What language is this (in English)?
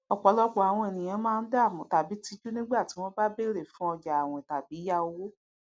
Yoruba